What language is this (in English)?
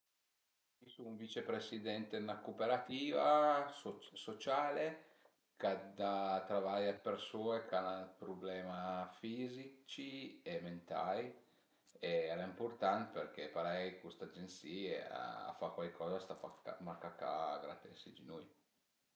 Piedmontese